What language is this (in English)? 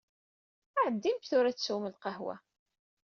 Kabyle